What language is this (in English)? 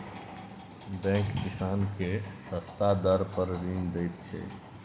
Maithili